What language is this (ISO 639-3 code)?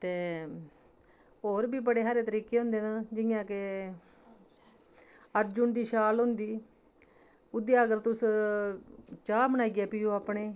doi